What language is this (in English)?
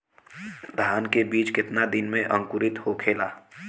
Bhojpuri